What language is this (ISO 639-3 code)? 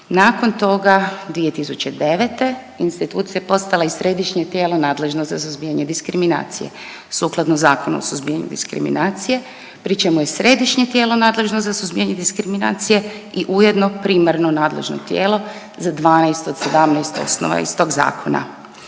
hrv